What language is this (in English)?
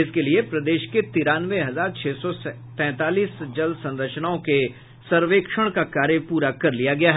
Hindi